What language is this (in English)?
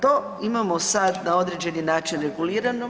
Croatian